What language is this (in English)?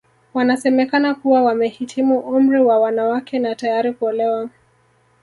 Swahili